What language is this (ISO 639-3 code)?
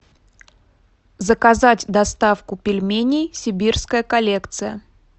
rus